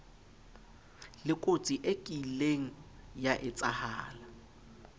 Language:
Southern Sotho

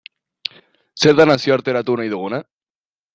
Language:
Basque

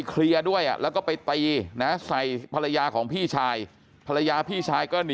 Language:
Thai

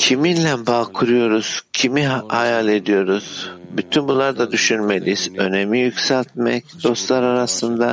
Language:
Turkish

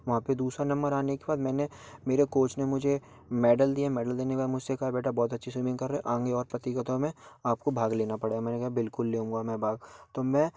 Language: Hindi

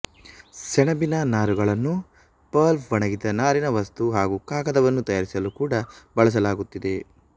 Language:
Kannada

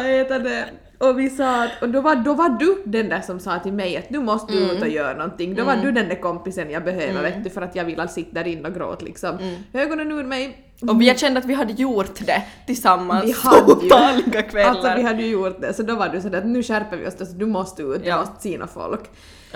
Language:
Swedish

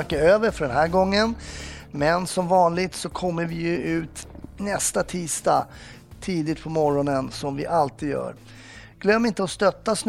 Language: Swedish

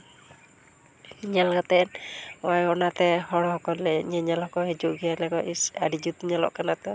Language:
Santali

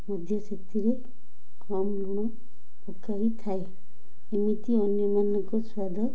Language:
Odia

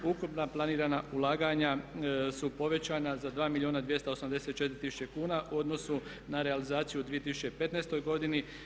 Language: Croatian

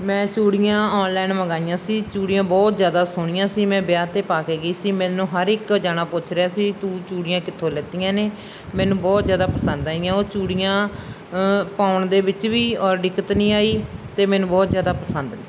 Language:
Punjabi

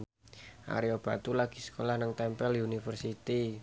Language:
Javanese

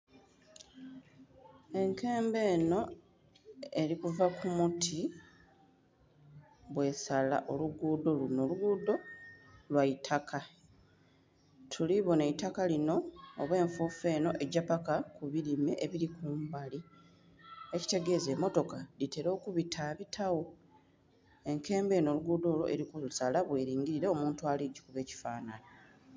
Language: Soga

